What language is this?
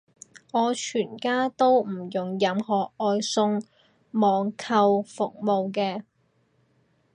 Cantonese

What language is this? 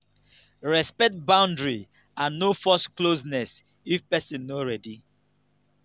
Nigerian Pidgin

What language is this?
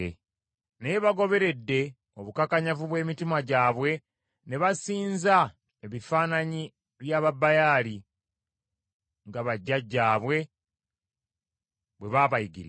Ganda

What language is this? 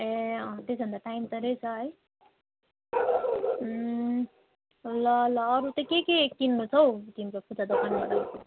Nepali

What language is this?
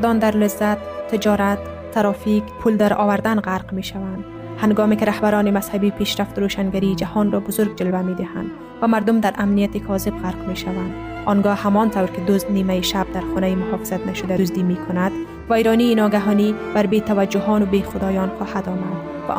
Persian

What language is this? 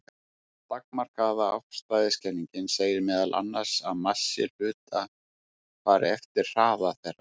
Icelandic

